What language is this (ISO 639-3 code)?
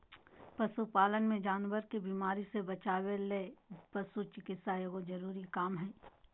mag